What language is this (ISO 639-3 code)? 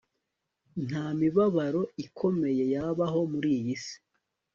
kin